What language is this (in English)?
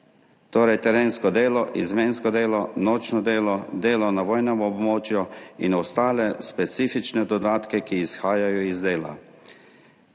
Slovenian